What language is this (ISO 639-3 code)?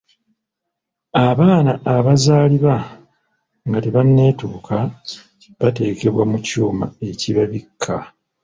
lug